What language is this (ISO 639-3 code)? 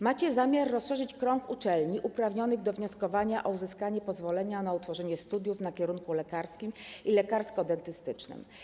pol